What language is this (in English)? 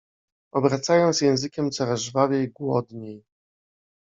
Polish